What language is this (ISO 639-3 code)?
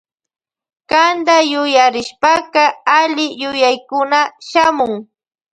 qvj